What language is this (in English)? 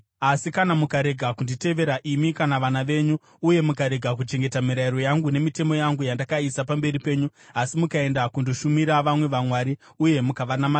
Shona